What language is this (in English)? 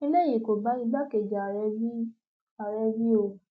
Yoruba